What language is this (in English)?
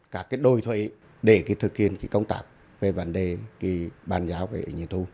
Vietnamese